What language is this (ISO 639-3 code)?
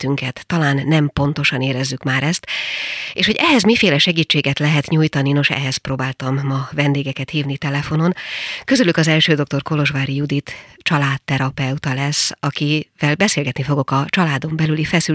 hun